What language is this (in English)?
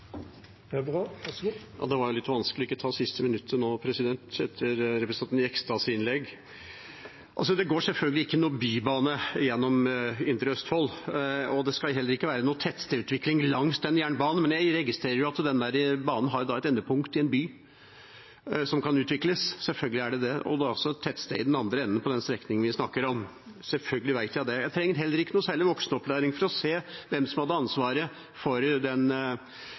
Norwegian Bokmål